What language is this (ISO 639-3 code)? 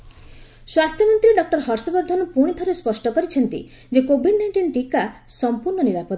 ori